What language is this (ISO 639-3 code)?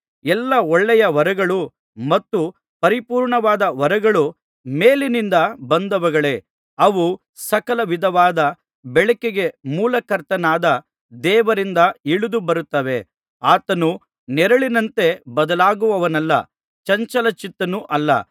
kan